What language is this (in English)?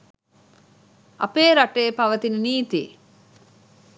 Sinhala